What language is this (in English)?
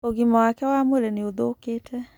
Kikuyu